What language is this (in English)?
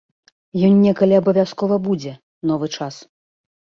Belarusian